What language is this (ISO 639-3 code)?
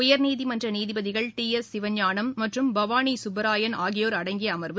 tam